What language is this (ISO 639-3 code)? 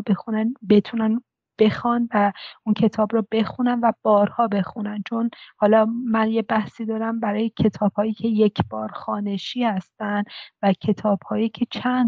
fas